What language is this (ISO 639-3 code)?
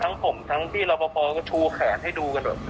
tha